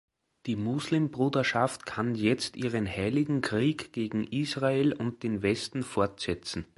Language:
German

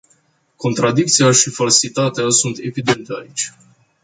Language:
Romanian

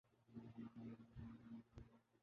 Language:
Urdu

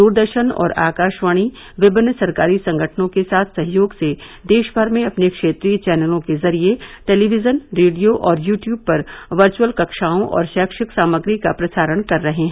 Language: Hindi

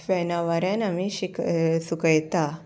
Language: Konkani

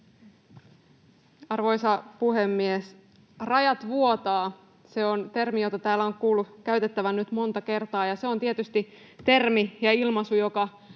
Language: Finnish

